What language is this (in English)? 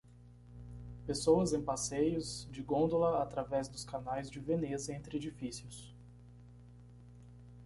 Portuguese